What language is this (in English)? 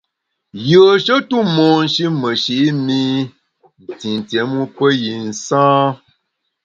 Bamun